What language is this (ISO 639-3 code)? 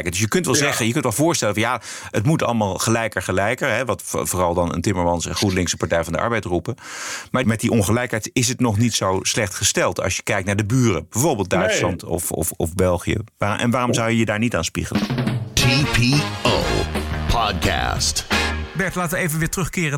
nld